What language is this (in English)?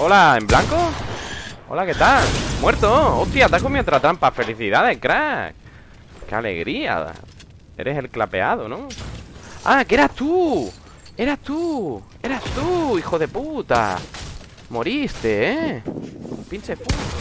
Spanish